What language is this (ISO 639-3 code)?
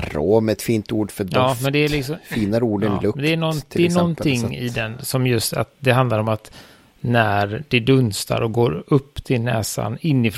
swe